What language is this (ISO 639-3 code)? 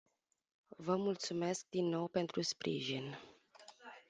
ron